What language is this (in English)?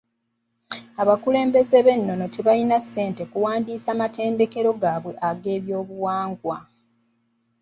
Ganda